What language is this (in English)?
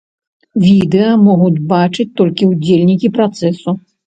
Belarusian